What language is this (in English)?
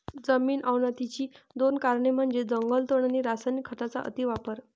Marathi